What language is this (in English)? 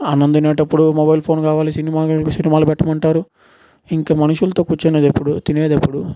Telugu